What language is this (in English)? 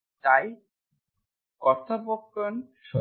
Bangla